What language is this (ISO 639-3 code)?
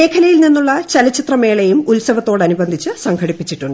mal